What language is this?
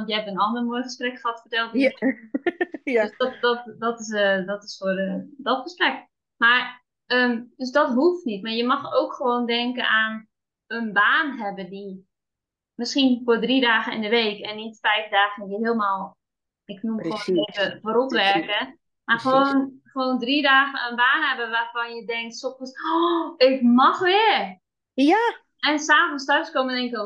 Dutch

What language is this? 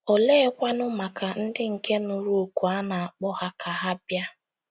Igbo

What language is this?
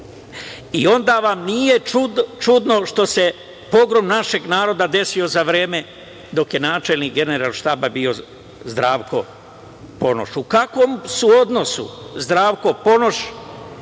Serbian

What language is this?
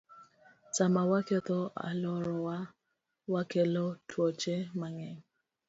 Luo (Kenya and Tanzania)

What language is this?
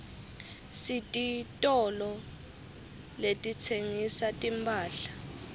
Swati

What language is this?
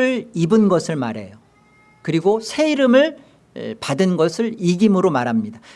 Korean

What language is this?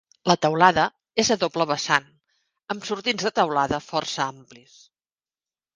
Catalan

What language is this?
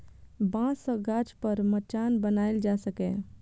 Maithili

